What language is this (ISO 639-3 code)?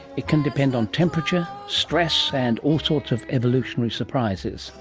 eng